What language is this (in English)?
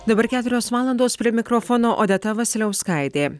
Lithuanian